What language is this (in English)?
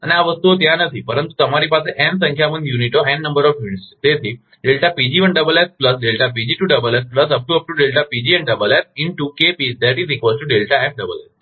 Gujarati